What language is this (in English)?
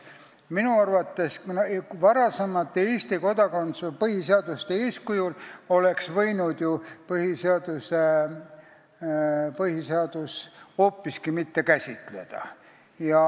Estonian